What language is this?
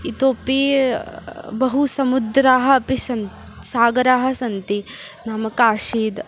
Sanskrit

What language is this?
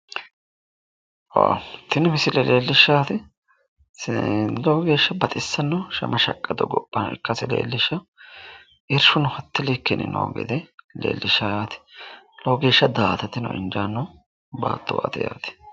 Sidamo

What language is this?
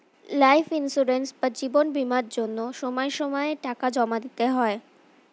Bangla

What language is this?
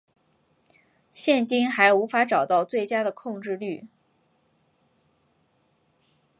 Chinese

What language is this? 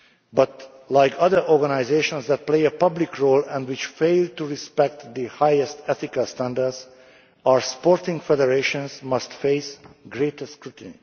English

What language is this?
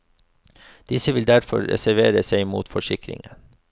Norwegian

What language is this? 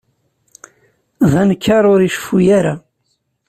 Kabyle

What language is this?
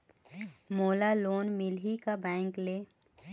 Chhattisgarhi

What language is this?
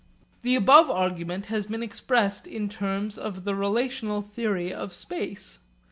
English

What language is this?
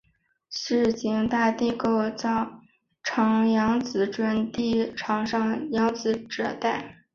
Chinese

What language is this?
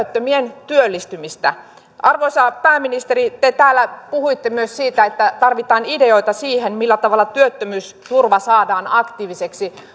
Finnish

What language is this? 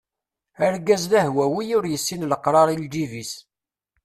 Kabyle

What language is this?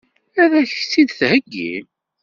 Kabyle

